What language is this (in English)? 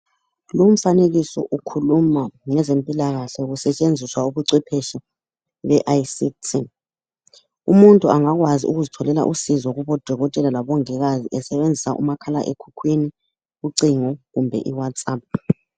North Ndebele